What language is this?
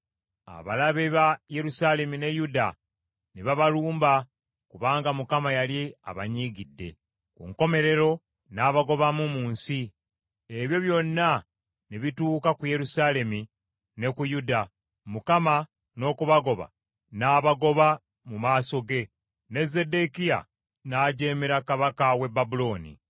Ganda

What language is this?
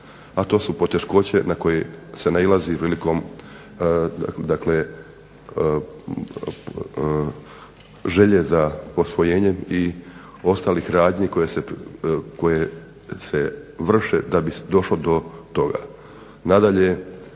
Croatian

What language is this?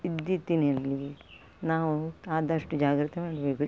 Kannada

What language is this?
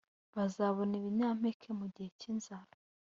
Kinyarwanda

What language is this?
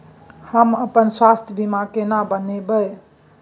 Maithili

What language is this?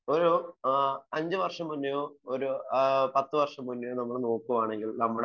Malayalam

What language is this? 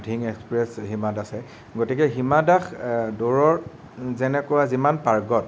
Assamese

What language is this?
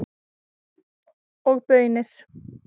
Icelandic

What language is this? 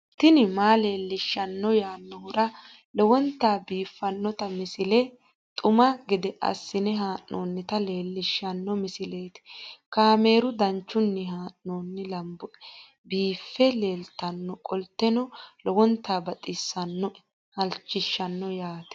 Sidamo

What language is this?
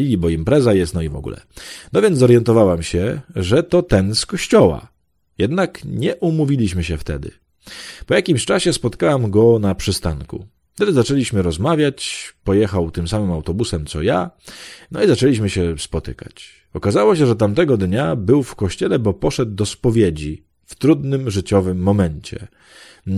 Polish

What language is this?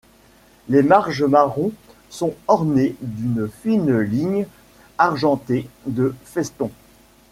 French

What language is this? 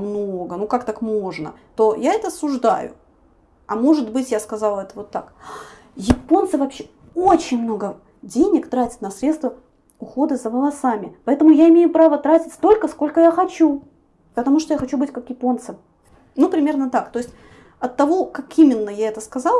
Russian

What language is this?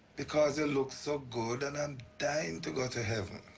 English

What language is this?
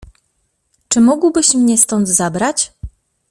Polish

